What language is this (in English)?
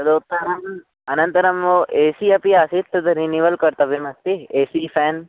Sanskrit